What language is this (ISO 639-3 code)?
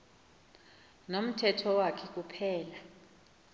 xho